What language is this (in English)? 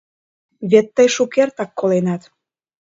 Mari